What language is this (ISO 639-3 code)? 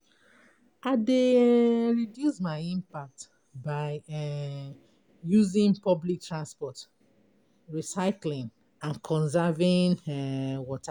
pcm